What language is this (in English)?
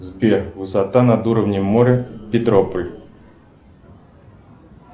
Russian